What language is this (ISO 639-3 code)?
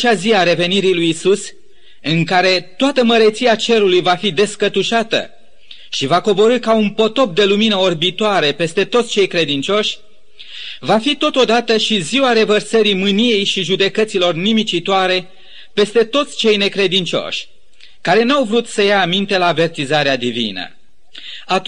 ron